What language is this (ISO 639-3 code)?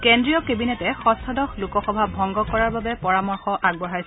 asm